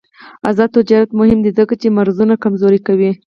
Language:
Pashto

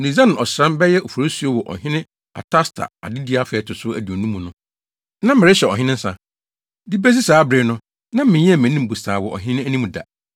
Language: Akan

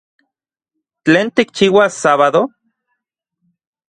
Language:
Central Puebla Nahuatl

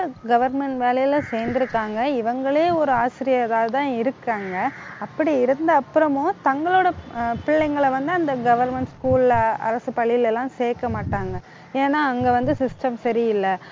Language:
Tamil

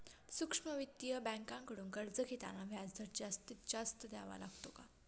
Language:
Marathi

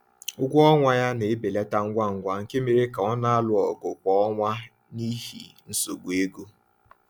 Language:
Igbo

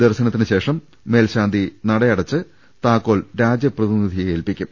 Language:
Malayalam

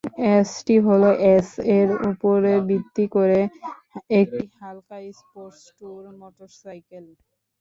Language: Bangla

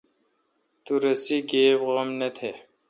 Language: Kalkoti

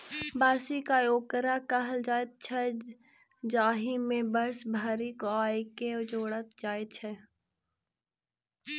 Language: Maithili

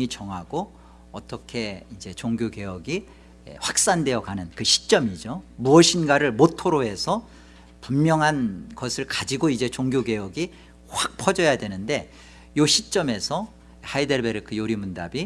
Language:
Korean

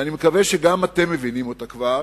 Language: Hebrew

